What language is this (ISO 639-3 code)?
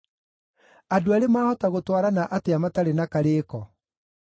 kik